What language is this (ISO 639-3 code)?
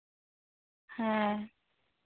sat